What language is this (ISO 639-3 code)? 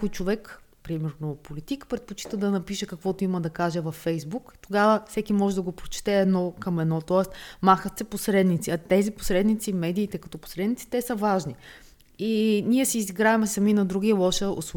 bul